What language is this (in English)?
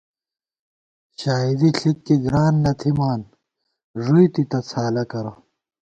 Gawar-Bati